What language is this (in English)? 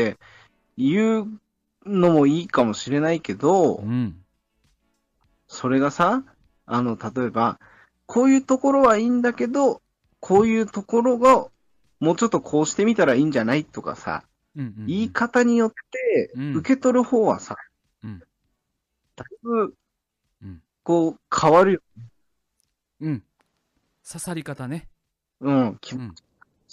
Japanese